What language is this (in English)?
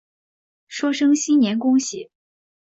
Chinese